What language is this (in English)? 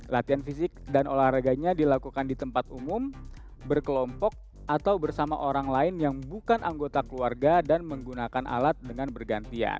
Indonesian